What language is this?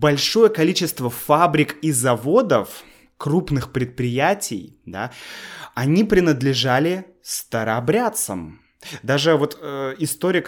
Russian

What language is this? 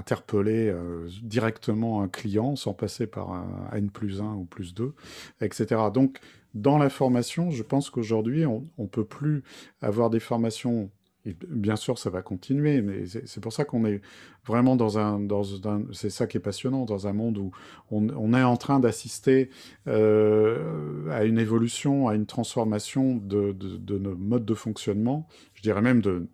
French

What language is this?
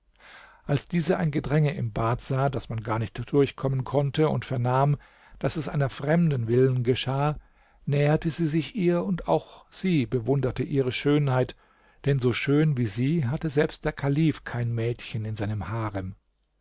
German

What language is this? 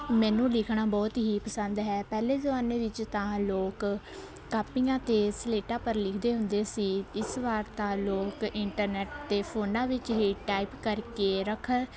Punjabi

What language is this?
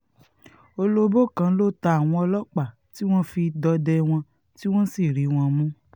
Yoruba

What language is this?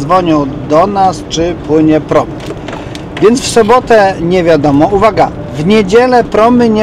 Polish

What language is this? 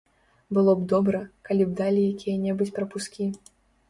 Belarusian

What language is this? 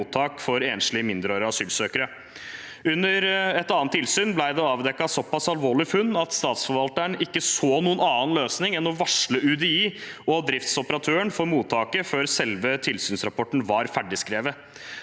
Norwegian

